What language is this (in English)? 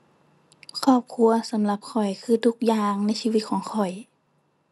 Thai